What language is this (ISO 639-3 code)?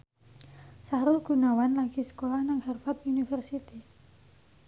jav